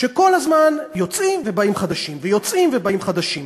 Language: Hebrew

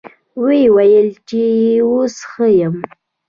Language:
Pashto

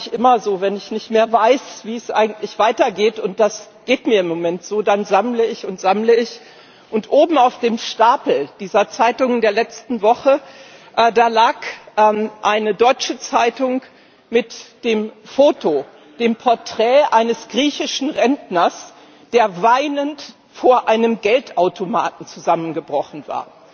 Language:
German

